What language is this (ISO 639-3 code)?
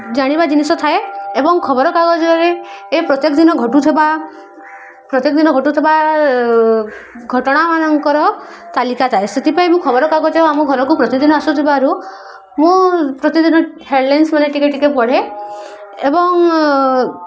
ori